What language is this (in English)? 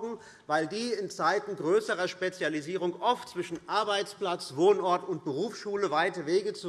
German